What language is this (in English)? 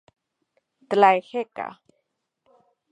Central Puebla Nahuatl